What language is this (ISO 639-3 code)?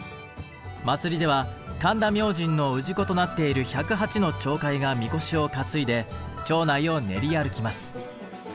jpn